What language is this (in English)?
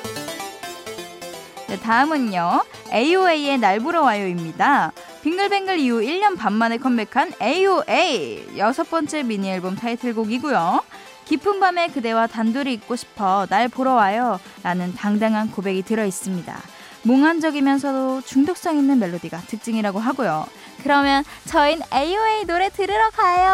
Korean